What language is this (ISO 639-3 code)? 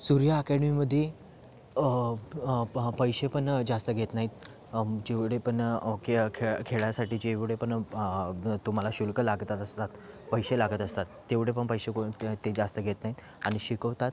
mar